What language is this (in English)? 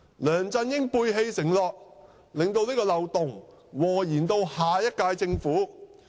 Cantonese